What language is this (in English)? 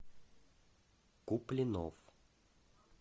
Russian